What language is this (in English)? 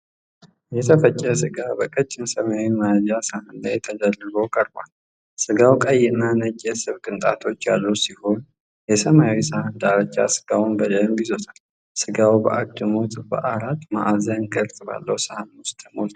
Amharic